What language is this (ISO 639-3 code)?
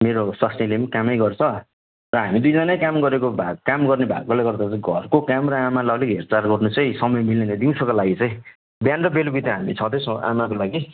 nep